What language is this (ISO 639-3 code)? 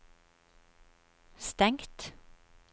nor